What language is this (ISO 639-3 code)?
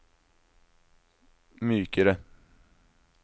nor